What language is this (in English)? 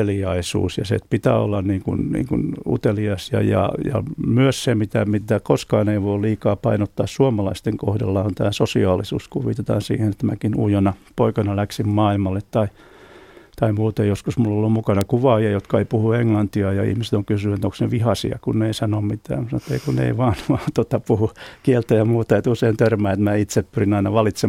Finnish